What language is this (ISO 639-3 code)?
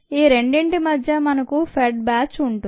tel